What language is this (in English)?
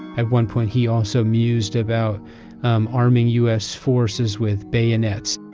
English